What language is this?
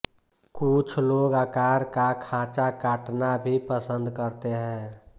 Hindi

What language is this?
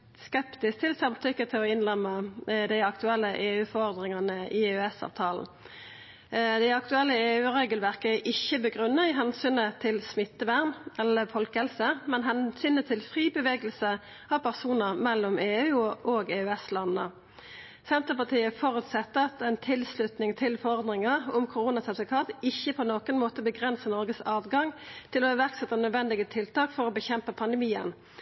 Norwegian Nynorsk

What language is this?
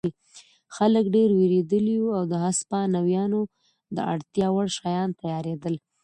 Pashto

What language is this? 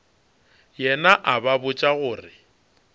Northern Sotho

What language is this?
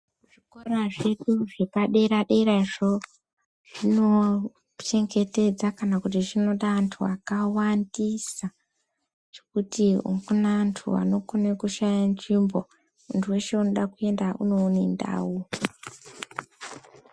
Ndau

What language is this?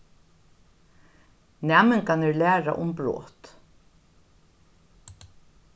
Faroese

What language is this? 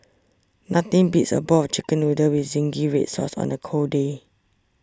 English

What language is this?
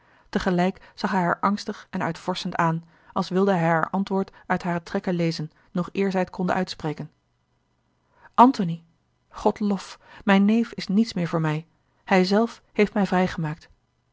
Dutch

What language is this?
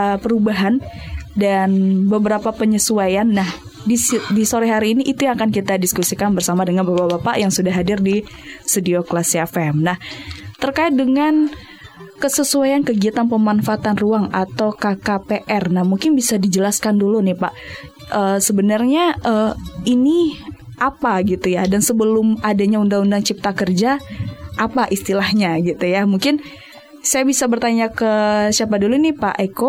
Indonesian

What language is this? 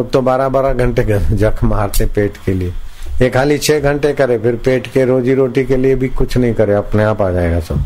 Hindi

